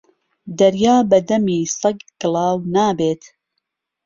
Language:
Central Kurdish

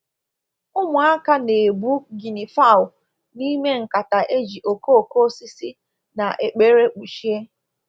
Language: Igbo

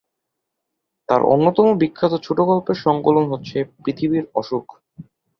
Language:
Bangla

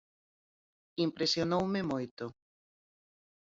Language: Galician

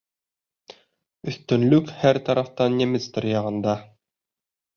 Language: Bashkir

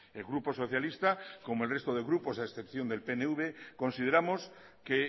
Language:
Spanish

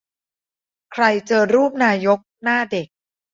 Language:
Thai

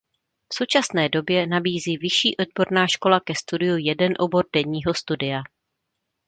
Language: Czech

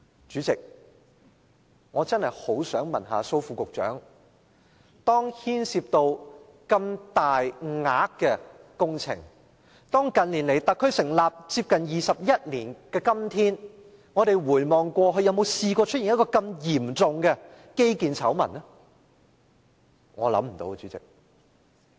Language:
Cantonese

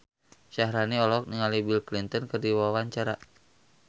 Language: Sundanese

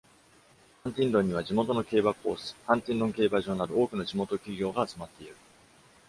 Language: Japanese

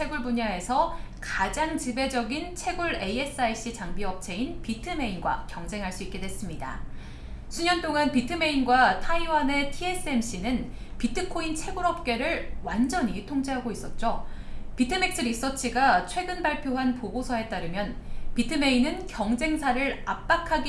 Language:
Korean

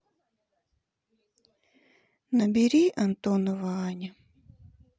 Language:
Russian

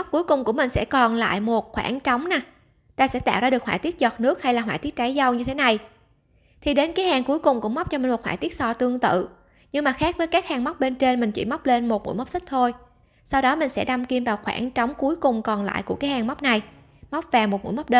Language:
Vietnamese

